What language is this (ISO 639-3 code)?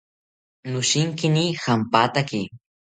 cpy